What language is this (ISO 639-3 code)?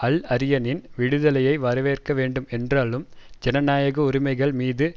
tam